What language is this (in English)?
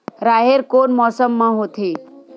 Chhattisgarhi